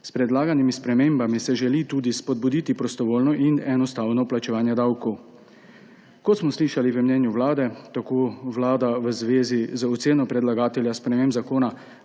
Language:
Slovenian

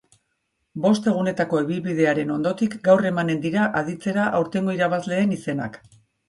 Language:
Basque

